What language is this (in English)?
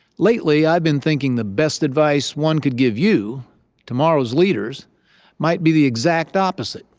English